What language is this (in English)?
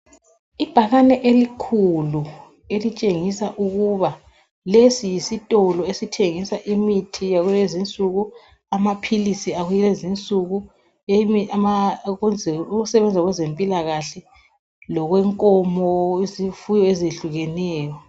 North Ndebele